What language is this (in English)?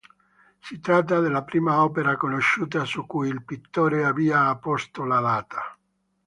Italian